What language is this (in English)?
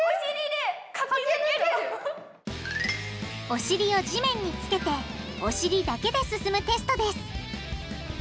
Japanese